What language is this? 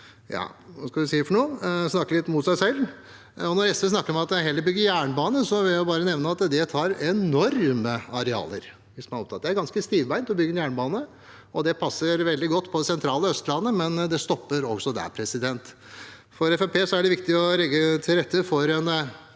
Norwegian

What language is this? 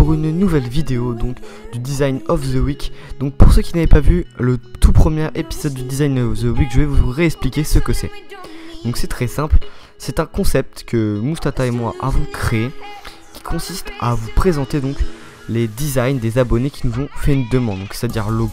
French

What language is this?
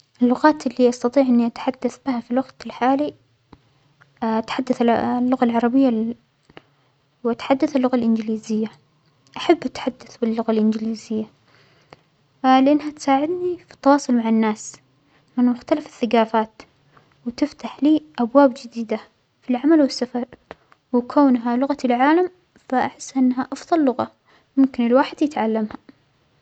Omani Arabic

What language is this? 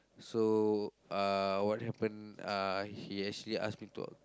English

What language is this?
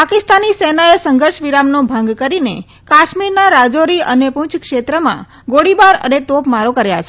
Gujarati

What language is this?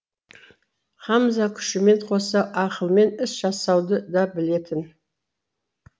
Kazakh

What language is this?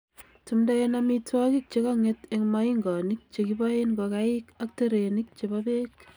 Kalenjin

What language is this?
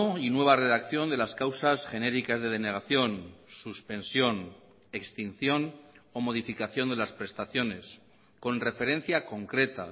Spanish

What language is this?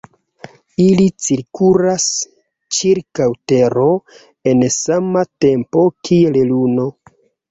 Esperanto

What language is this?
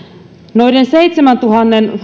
Finnish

